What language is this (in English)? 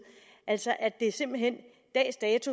Danish